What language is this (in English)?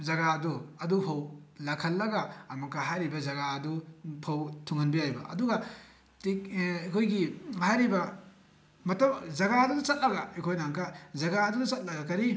Manipuri